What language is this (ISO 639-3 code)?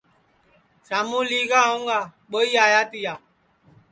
ssi